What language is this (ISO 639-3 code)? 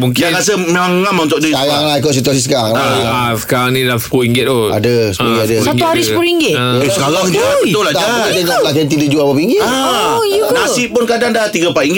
msa